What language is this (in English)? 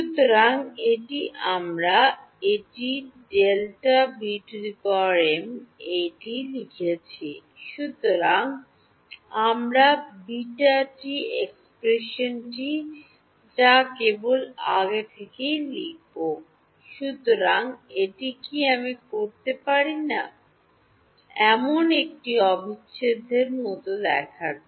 Bangla